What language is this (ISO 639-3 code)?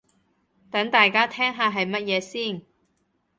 yue